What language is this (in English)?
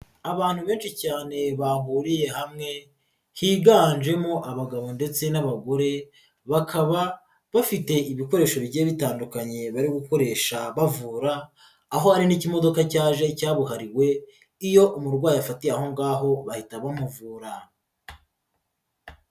Kinyarwanda